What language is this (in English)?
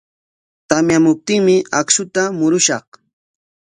Corongo Ancash Quechua